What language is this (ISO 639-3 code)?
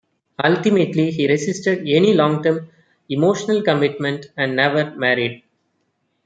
eng